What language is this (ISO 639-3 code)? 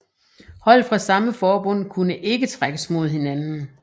dan